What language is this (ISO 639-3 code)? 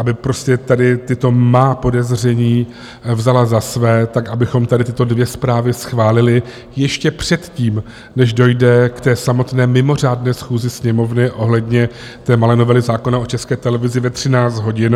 ces